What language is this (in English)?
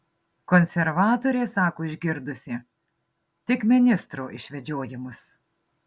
Lithuanian